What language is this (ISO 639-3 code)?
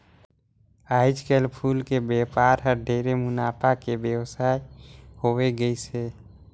hne